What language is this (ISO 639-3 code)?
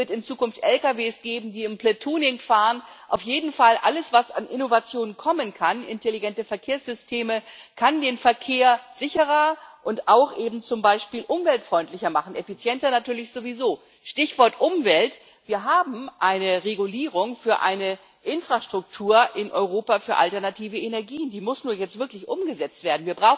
deu